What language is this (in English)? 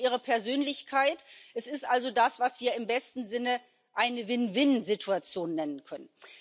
German